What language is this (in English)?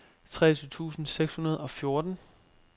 Danish